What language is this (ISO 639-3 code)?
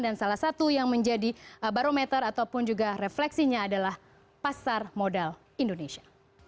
ind